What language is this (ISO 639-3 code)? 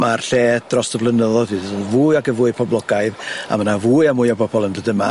cym